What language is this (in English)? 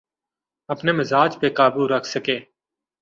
Urdu